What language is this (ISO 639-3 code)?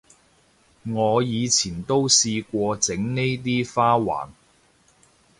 yue